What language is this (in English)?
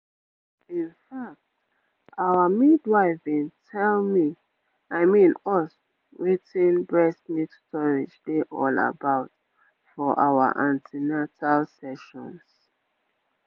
Nigerian Pidgin